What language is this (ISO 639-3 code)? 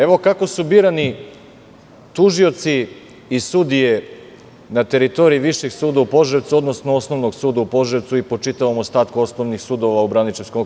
srp